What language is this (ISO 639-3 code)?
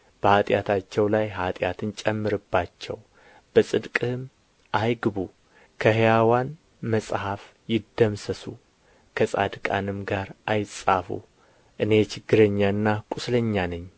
amh